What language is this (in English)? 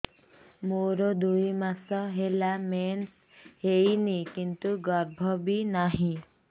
Odia